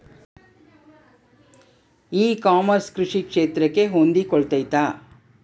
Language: Kannada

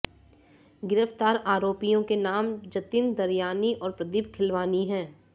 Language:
Hindi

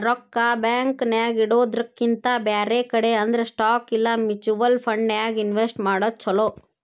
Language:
Kannada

